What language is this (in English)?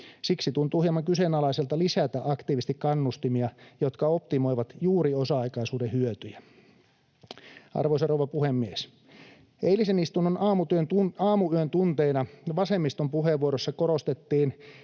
Finnish